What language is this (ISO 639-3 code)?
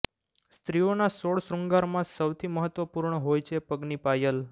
guj